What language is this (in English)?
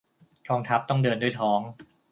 Thai